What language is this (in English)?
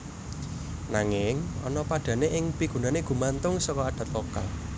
Javanese